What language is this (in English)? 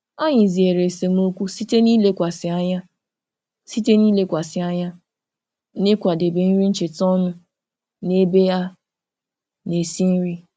Igbo